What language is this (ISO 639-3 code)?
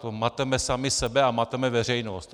ces